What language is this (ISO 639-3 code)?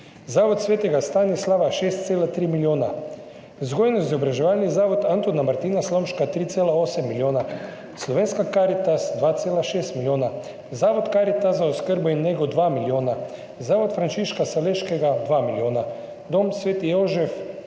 slv